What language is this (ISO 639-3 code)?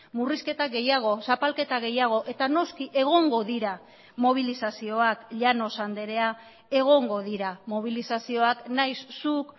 eus